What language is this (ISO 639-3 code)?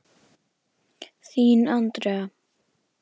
isl